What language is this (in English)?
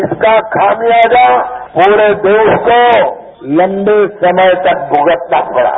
Hindi